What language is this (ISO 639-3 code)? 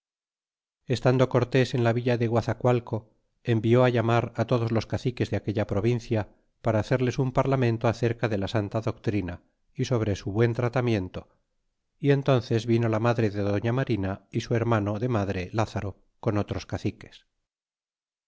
spa